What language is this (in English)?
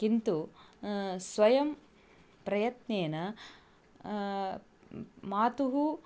Sanskrit